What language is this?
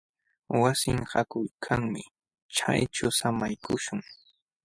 Jauja Wanca Quechua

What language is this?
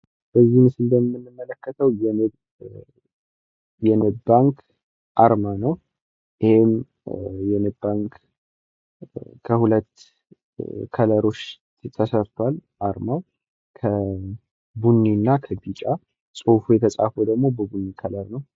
Amharic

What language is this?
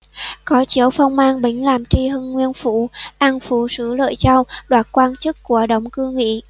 Vietnamese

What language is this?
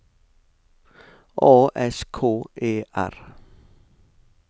Norwegian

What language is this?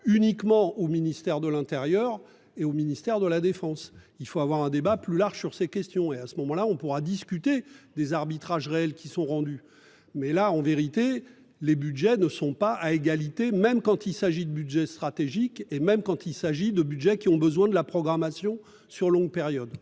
French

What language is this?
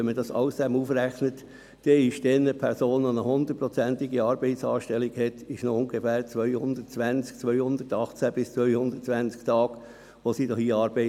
Swiss German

